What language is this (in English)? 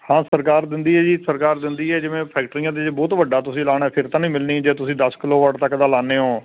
Punjabi